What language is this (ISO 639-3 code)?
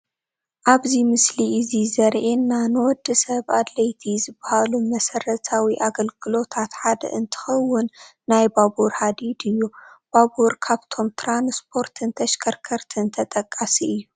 tir